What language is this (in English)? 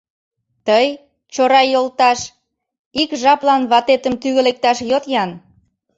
Mari